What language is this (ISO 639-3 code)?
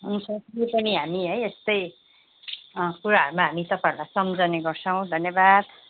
nep